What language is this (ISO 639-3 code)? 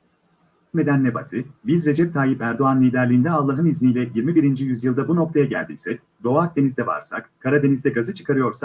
tur